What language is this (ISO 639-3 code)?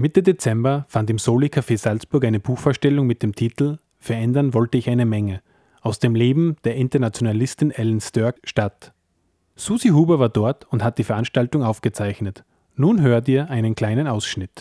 deu